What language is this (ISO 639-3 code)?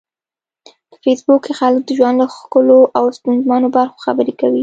pus